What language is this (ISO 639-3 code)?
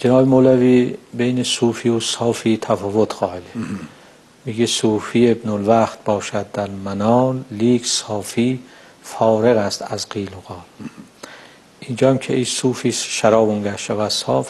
fas